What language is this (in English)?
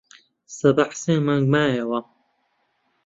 Central Kurdish